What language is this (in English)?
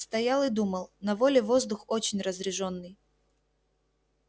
Russian